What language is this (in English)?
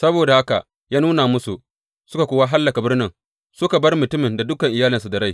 Hausa